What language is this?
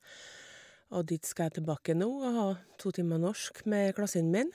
Norwegian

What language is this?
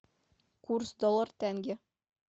Russian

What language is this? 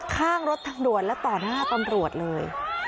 Thai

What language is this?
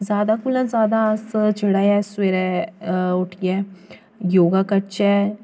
Dogri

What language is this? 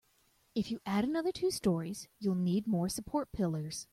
English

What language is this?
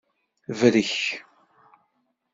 Kabyle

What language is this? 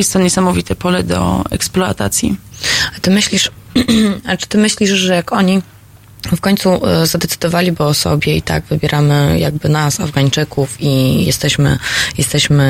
Polish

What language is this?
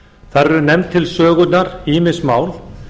Icelandic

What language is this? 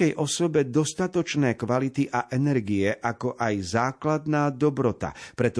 Slovak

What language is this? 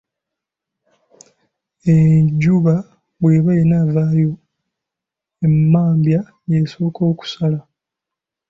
Ganda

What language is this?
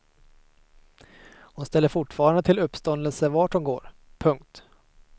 Swedish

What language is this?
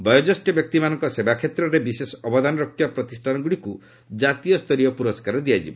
Odia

